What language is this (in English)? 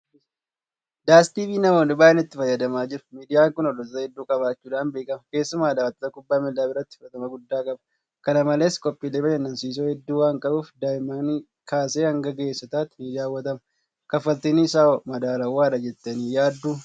Oromo